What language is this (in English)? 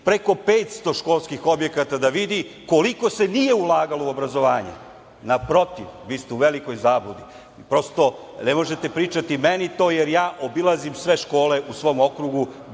Serbian